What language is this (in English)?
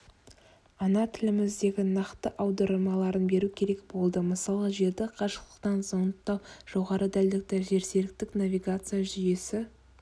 Kazakh